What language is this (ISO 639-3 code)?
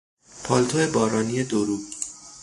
fas